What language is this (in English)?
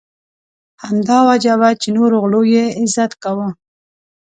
Pashto